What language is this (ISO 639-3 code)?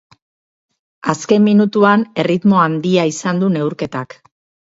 eus